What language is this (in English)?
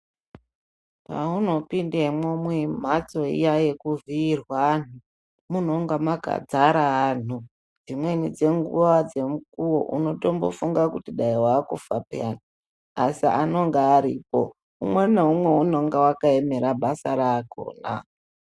Ndau